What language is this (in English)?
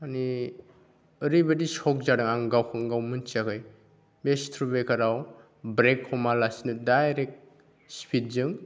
Bodo